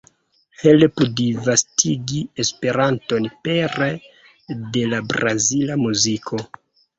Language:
Esperanto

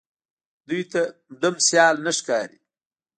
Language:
Pashto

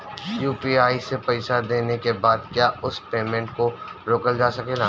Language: Bhojpuri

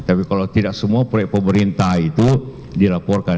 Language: Indonesian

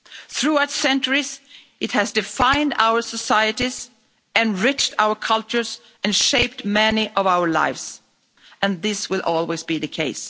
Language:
English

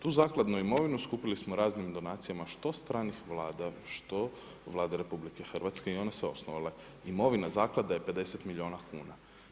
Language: Croatian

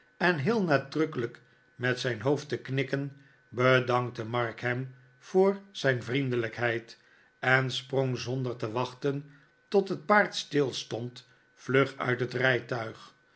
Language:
Dutch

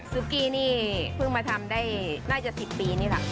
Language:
Thai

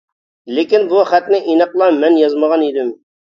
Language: Uyghur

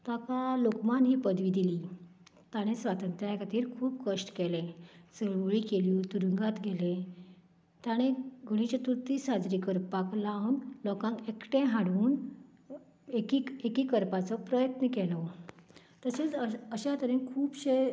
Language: Konkani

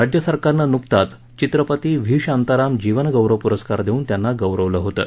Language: Marathi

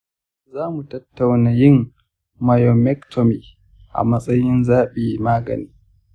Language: Hausa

